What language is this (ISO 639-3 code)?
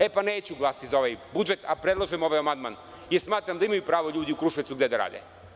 srp